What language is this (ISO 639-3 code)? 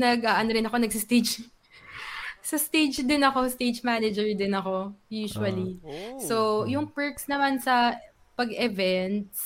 fil